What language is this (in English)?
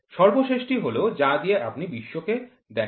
Bangla